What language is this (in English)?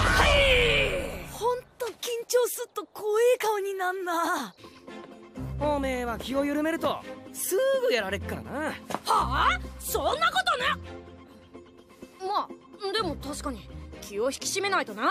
Japanese